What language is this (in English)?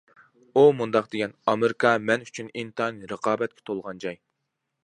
Uyghur